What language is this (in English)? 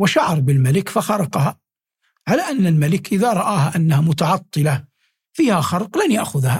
Arabic